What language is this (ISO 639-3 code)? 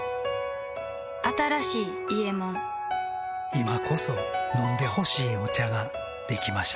jpn